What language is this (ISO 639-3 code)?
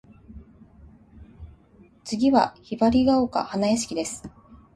jpn